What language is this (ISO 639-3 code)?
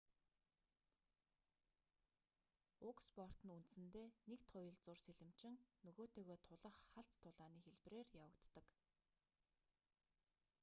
mon